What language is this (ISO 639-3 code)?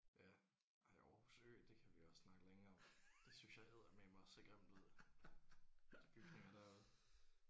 dan